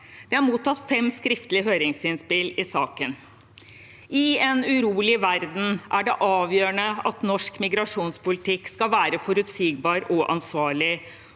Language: Norwegian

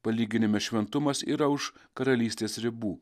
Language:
Lithuanian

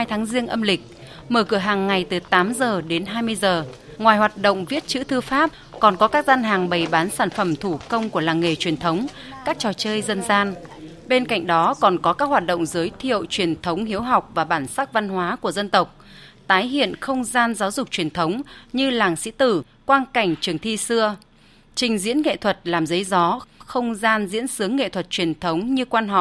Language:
Vietnamese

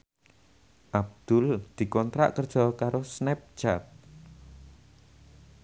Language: Javanese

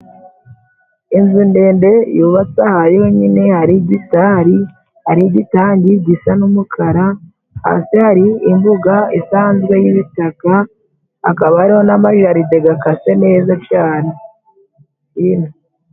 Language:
Kinyarwanda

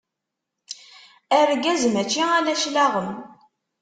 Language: Kabyle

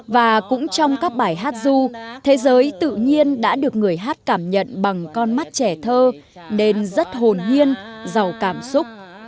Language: Vietnamese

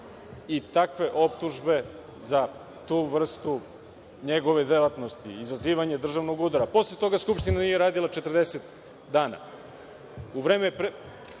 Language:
Serbian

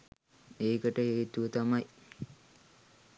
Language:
Sinhala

